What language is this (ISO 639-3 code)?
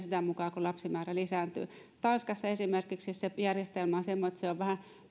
fin